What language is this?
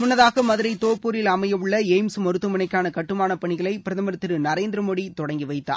Tamil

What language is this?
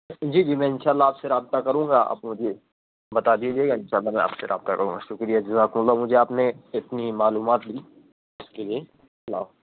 Urdu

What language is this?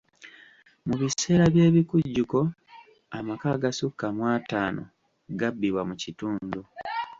Ganda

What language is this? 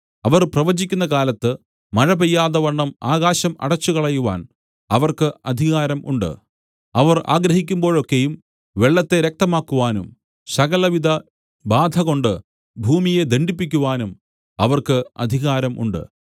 Malayalam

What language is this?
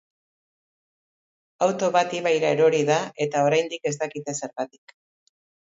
Basque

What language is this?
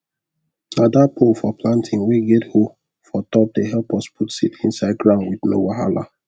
Nigerian Pidgin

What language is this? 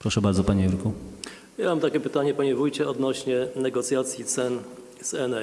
Polish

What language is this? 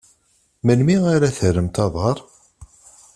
Kabyle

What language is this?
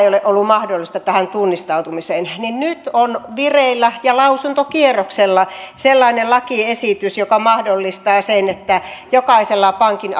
Finnish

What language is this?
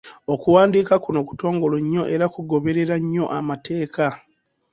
Ganda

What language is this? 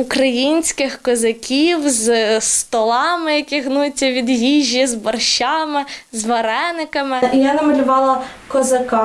Ukrainian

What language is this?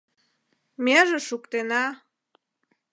Mari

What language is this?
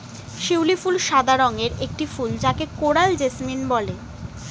Bangla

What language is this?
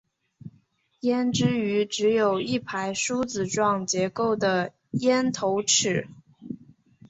Chinese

